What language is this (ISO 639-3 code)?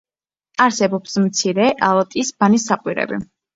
kat